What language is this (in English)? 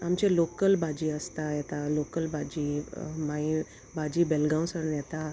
Konkani